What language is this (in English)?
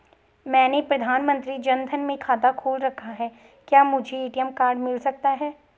Hindi